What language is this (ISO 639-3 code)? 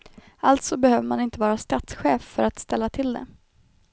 swe